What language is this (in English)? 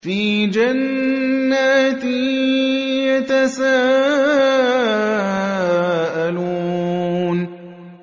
Arabic